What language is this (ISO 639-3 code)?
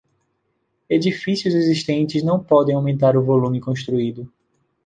por